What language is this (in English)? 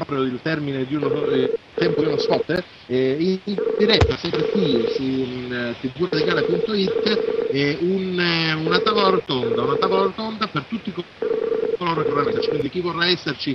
Italian